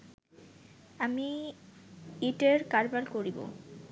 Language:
Bangla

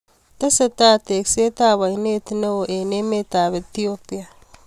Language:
Kalenjin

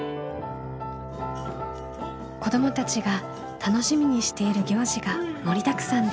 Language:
Japanese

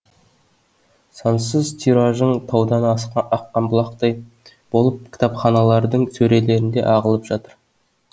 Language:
Kazakh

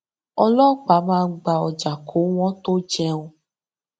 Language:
Yoruba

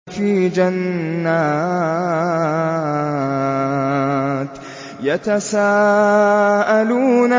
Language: Arabic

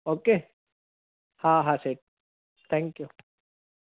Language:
Sindhi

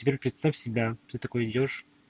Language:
Russian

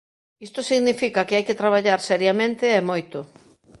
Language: Galician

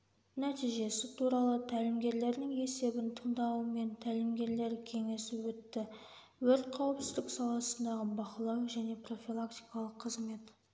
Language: Kazakh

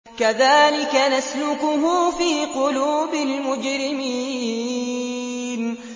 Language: Arabic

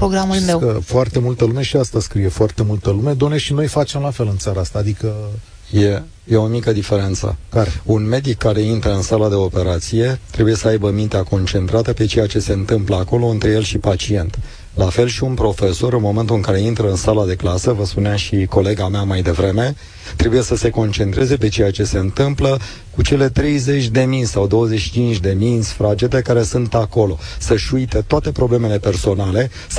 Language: Romanian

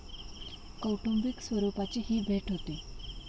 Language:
Marathi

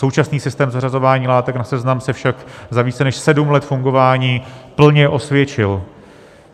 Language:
Czech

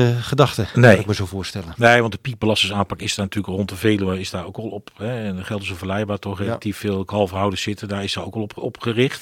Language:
Dutch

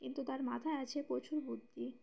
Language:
Bangla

